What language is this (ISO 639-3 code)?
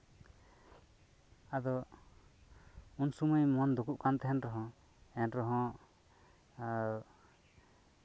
sat